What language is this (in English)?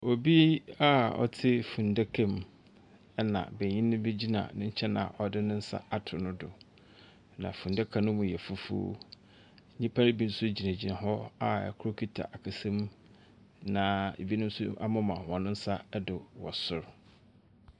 Akan